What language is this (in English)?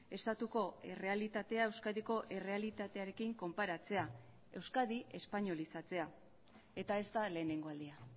Basque